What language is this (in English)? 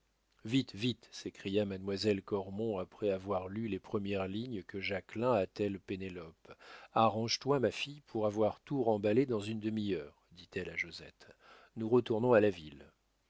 French